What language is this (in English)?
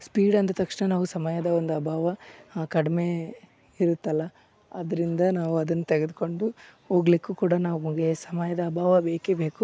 Kannada